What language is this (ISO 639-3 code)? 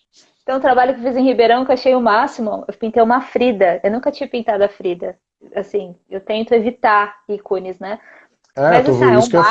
por